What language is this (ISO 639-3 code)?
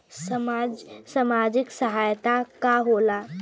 bho